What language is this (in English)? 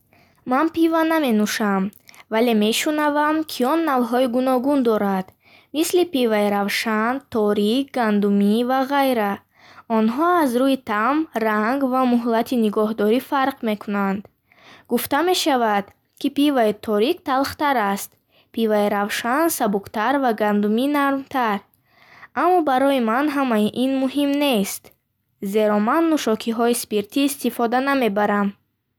Bukharic